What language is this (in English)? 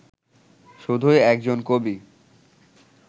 Bangla